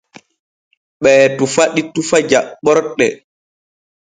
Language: Borgu Fulfulde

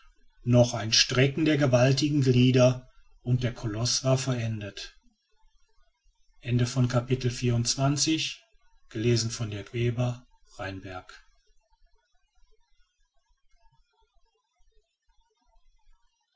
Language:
German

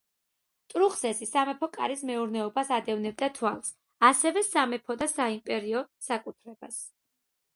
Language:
Georgian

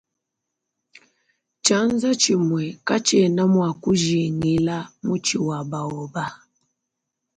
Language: Luba-Lulua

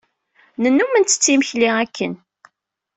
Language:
Kabyle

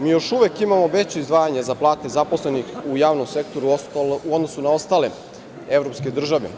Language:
Serbian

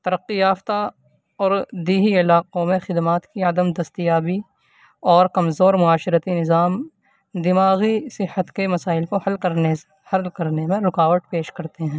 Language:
Urdu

